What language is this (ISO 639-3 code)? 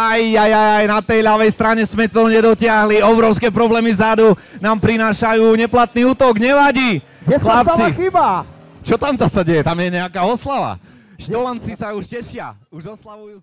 slk